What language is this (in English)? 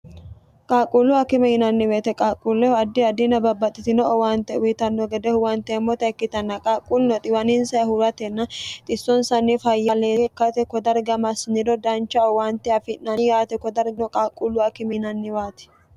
Sidamo